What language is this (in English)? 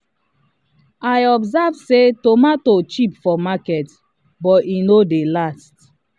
Nigerian Pidgin